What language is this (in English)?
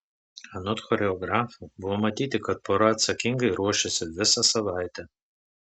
Lithuanian